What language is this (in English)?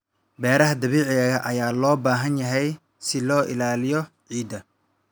Somali